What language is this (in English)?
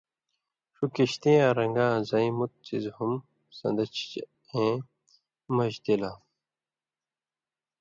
Indus Kohistani